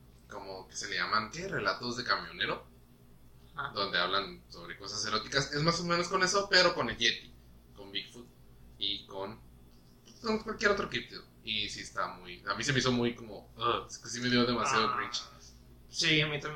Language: Spanish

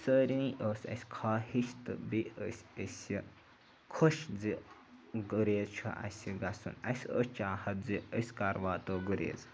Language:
Kashmiri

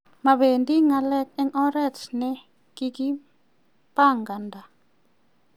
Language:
Kalenjin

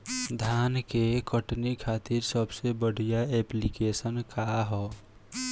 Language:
Bhojpuri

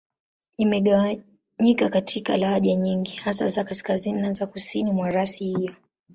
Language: Swahili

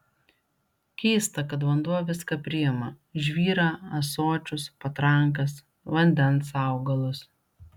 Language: Lithuanian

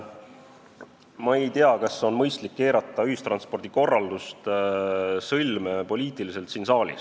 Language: Estonian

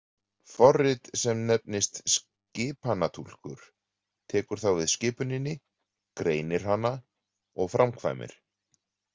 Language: Icelandic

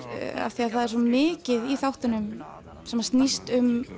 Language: Icelandic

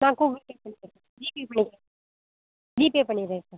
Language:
Tamil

